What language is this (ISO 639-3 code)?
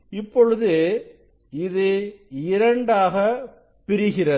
tam